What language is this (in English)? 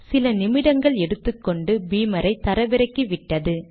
Tamil